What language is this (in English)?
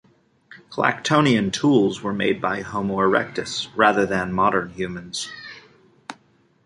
English